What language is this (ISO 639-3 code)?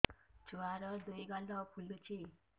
ori